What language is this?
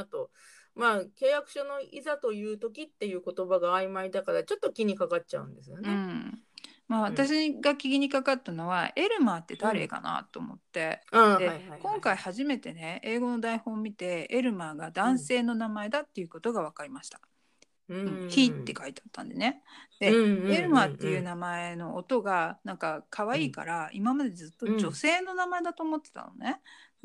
Japanese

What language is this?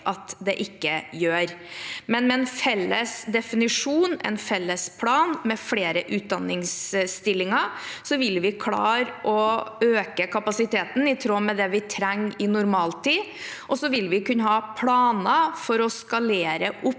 Norwegian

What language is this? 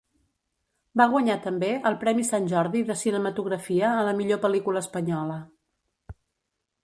Catalan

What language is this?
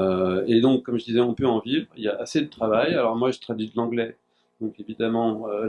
French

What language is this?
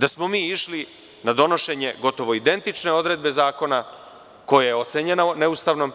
Serbian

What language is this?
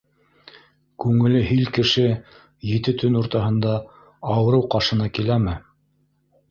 Bashkir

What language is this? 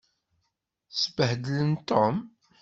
Kabyle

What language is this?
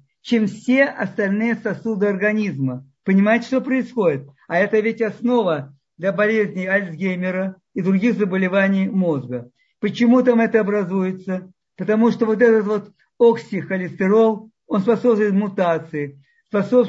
Russian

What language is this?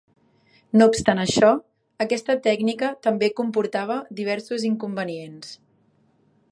Catalan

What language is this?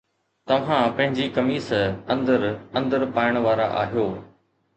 Sindhi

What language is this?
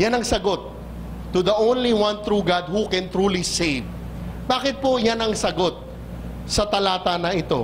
Filipino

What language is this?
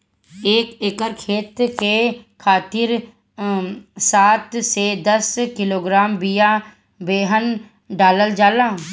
Bhojpuri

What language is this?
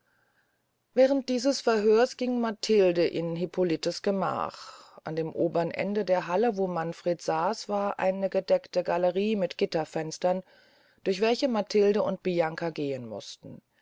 German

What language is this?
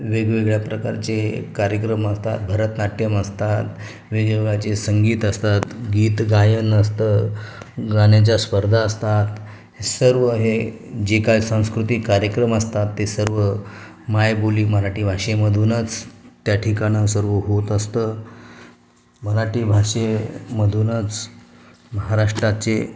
Marathi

